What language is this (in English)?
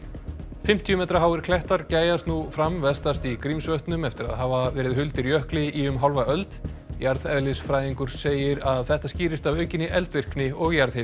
Icelandic